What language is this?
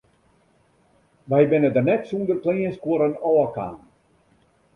Western Frisian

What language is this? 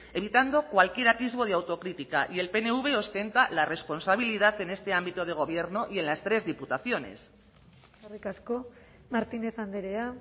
Spanish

